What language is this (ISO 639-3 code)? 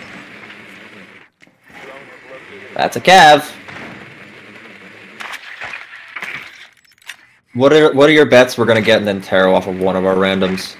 eng